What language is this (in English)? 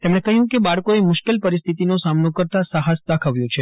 Gujarati